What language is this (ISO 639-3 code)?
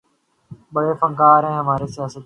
urd